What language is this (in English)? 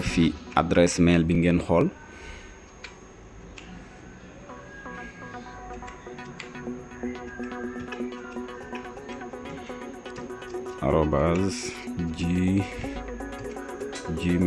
French